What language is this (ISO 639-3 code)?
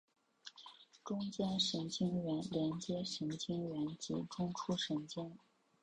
zho